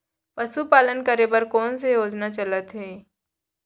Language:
Chhattisgarhi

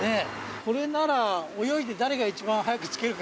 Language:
Japanese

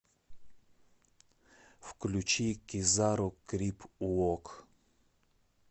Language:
Russian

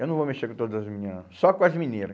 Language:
Portuguese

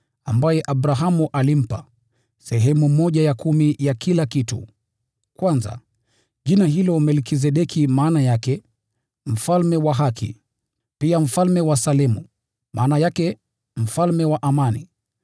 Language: Swahili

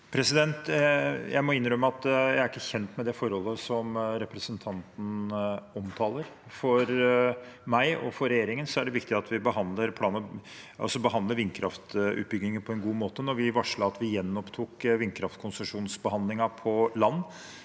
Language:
Norwegian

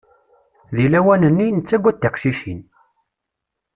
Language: Kabyle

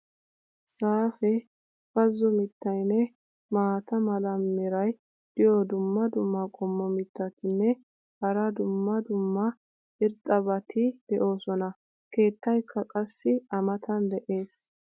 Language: Wolaytta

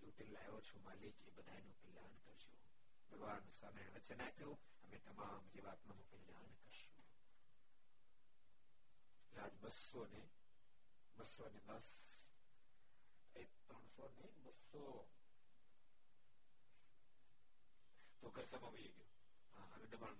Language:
Gujarati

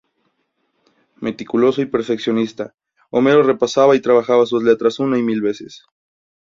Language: Spanish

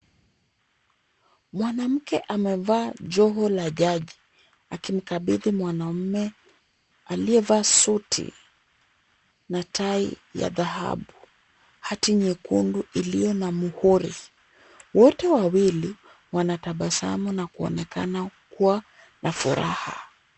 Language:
Swahili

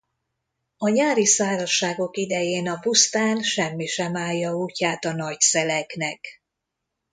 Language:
Hungarian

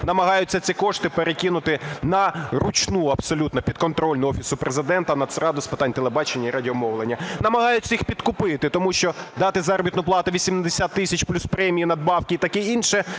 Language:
Ukrainian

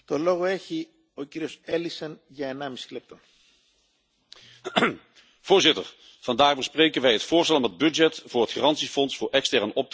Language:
Dutch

